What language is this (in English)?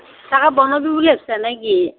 Assamese